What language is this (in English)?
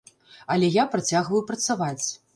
Belarusian